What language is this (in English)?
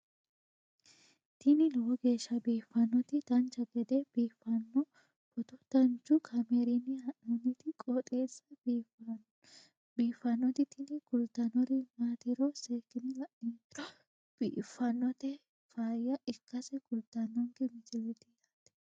Sidamo